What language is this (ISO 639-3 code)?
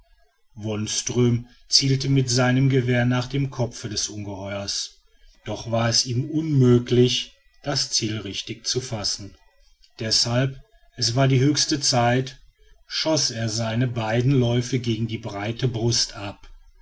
deu